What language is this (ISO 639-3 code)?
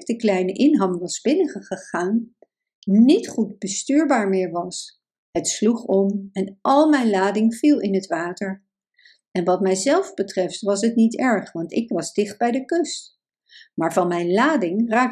nld